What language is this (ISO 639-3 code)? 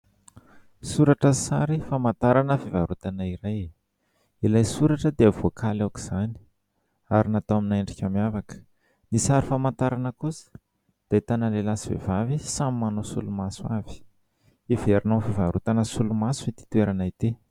mlg